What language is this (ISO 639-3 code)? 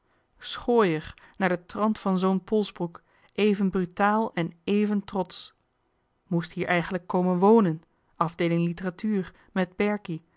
nld